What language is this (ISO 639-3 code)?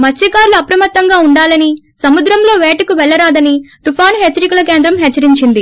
tel